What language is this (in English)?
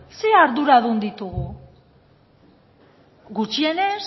Basque